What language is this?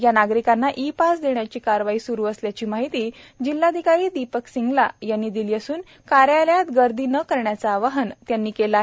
Marathi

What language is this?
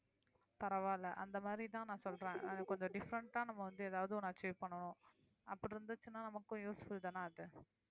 Tamil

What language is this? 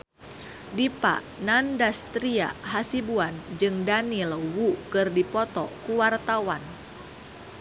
Sundanese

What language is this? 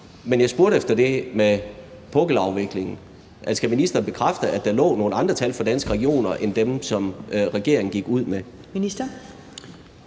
Danish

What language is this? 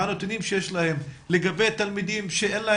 Hebrew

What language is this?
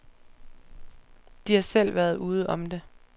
Danish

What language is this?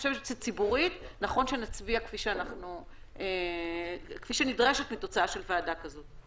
Hebrew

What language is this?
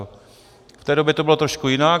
Czech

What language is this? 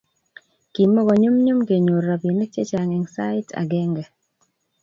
Kalenjin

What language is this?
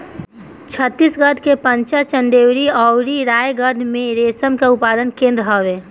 Bhojpuri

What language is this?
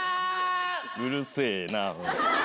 Japanese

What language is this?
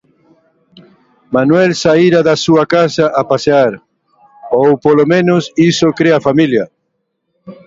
Galician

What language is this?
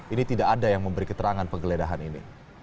Indonesian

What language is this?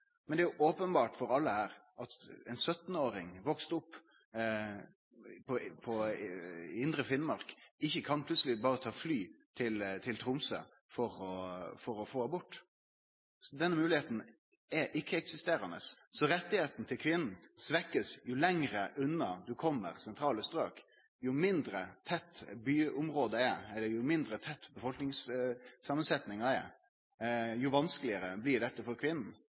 Norwegian Nynorsk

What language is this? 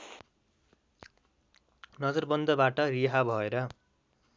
Nepali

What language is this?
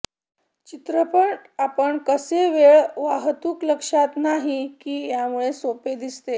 Marathi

